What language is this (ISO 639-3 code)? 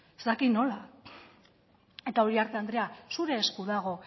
eus